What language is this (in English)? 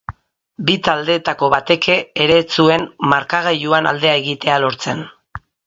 Basque